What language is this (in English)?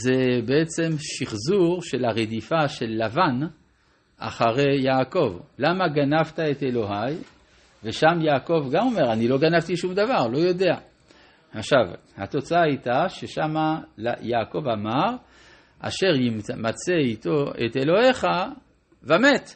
Hebrew